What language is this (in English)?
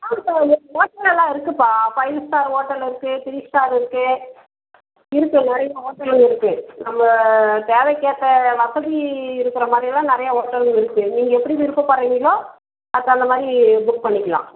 Tamil